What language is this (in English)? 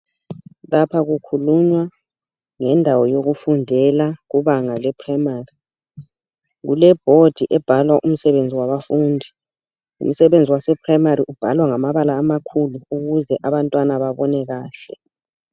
North Ndebele